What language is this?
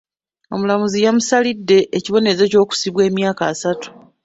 Ganda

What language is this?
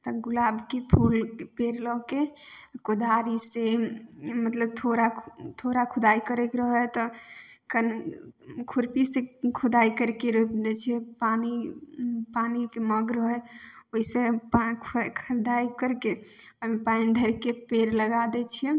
Maithili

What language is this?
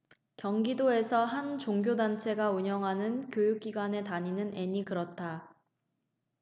Korean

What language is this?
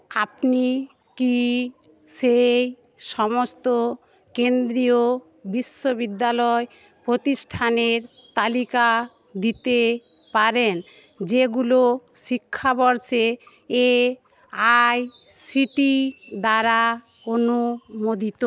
Bangla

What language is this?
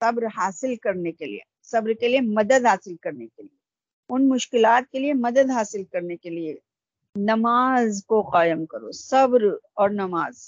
Urdu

